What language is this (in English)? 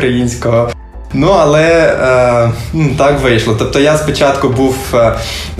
Ukrainian